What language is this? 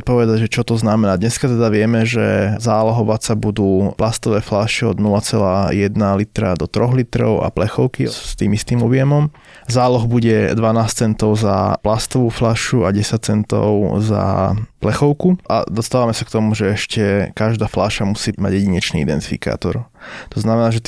Slovak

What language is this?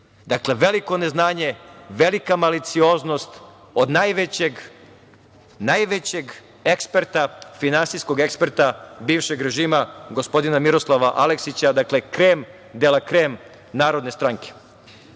Serbian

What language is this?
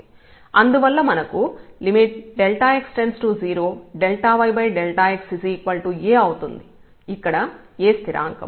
Telugu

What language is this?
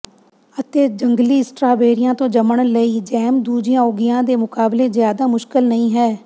Punjabi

